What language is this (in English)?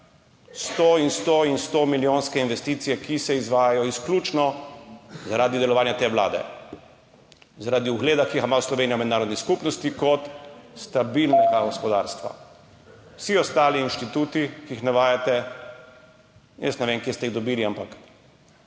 Slovenian